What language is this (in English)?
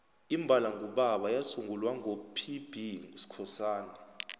South Ndebele